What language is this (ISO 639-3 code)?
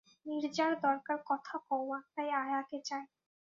ben